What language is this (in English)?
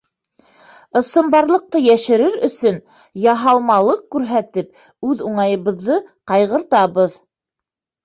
Bashkir